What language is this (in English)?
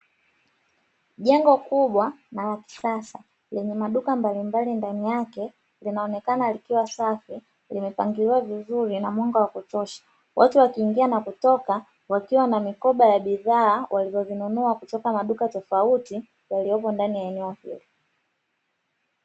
Swahili